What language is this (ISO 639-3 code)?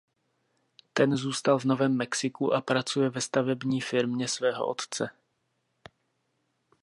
ces